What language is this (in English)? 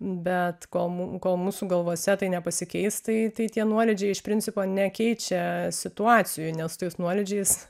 Lithuanian